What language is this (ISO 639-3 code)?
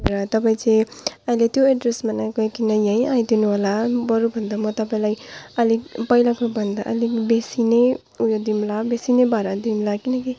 nep